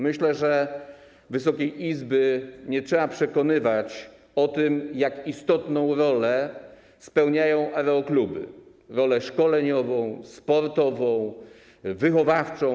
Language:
Polish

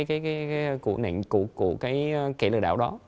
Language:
Vietnamese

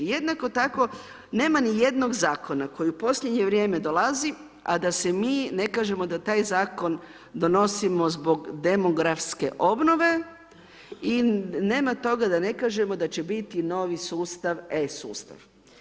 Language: Croatian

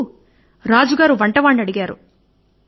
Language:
Telugu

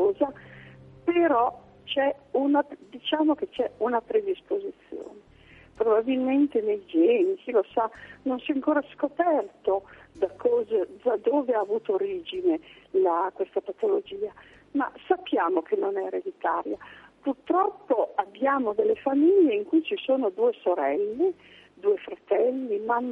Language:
Italian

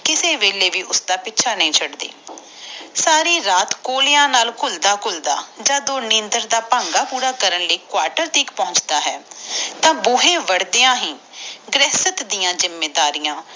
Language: Punjabi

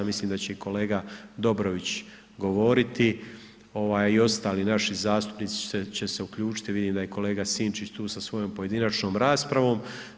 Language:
Croatian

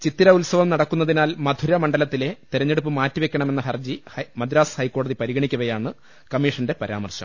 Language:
Malayalam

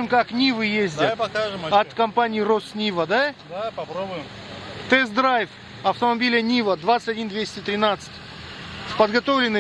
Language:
Russian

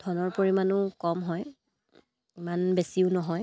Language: Assamese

